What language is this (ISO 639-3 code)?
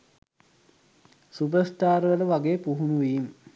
sin